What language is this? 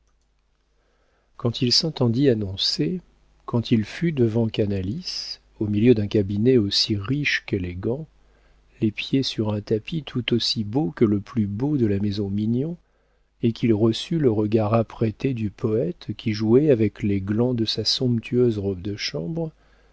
French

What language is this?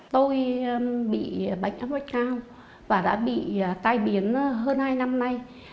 Vietnamese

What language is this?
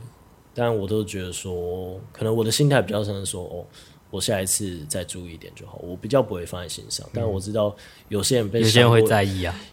Chinese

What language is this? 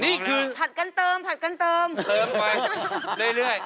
Thai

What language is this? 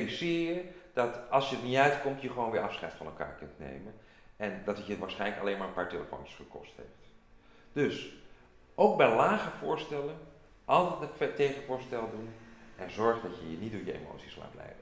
Dutch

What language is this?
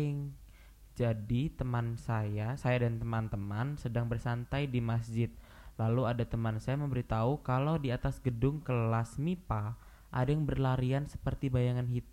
Indonesian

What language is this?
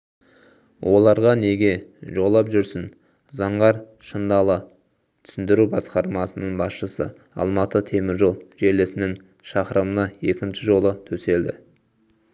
Kazakh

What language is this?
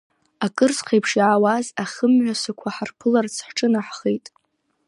Abkhazian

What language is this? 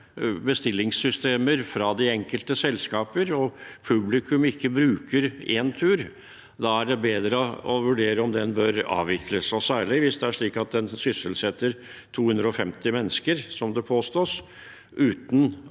Norwegian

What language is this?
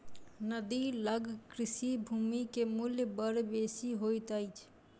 Maithili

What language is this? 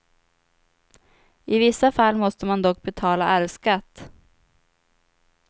Swedish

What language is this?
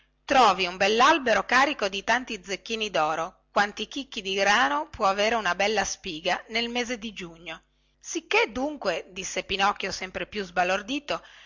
Italian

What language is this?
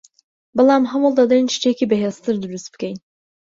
Central Kurdish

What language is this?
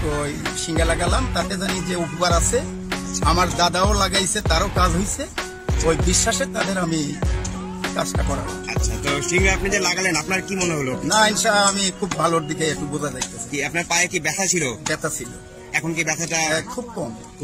Indonesian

